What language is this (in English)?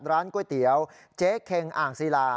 Thai